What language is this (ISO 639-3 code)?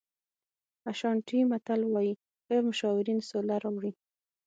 pus